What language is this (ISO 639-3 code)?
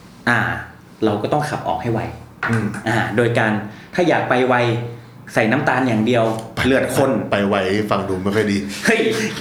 tha